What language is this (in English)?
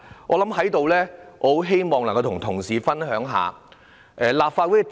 Cantonese